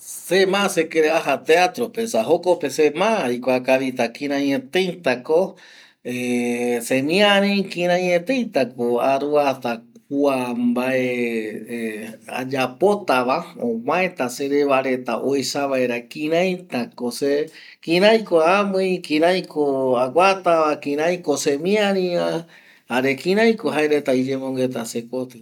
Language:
Eastern Bolivian Guaraní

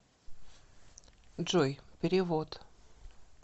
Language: Russian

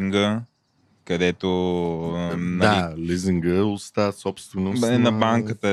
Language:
Bulgarian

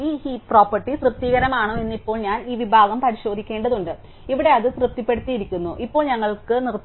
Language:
Malayalam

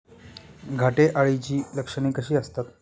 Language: Marathi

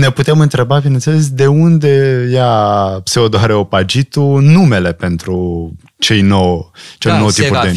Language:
Romanian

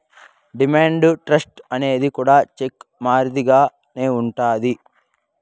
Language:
Telugu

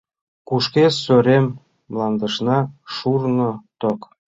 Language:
Mari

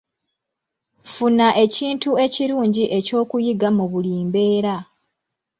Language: Ganda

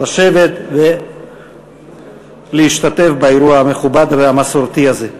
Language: Hebrew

